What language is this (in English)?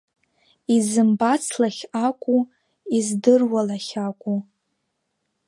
Abkhazian